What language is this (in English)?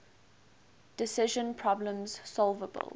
English